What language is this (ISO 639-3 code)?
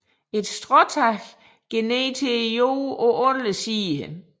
dan